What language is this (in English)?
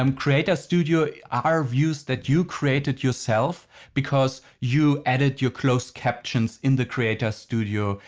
English